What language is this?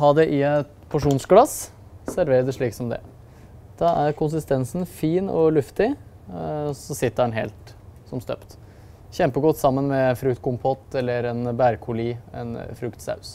Norwegian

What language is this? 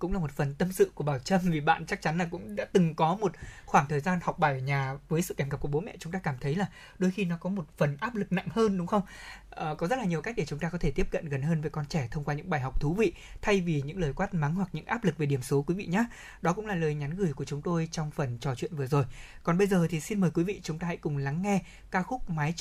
Vietnamese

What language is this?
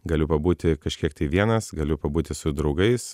Lithuanian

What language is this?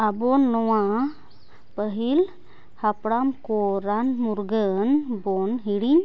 Santali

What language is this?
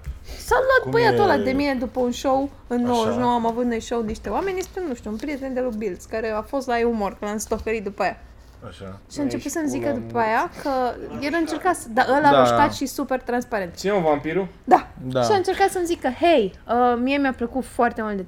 Romanian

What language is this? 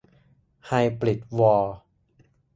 Thai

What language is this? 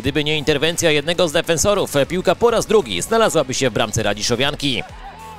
Polish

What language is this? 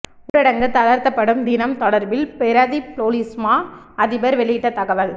Tamil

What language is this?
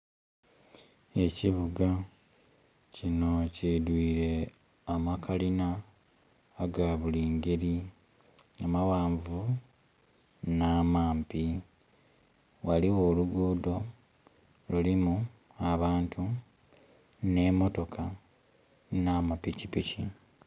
Soga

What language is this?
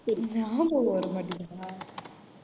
Tamil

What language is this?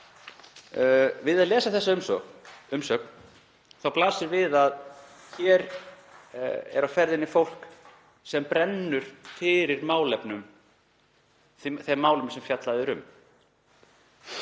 Icelandic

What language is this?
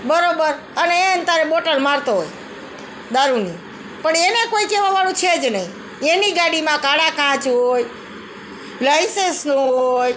Gujarati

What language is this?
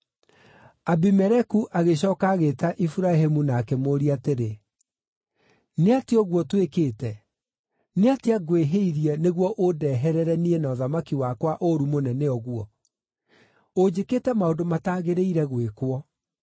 Kikuyu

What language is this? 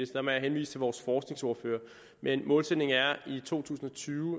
Danish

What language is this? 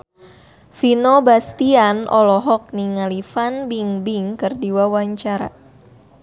Sundanese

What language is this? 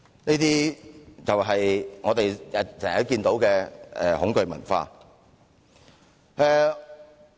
Cantonese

